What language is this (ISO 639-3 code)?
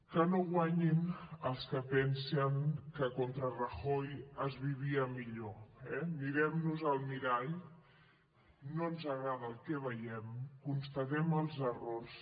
cat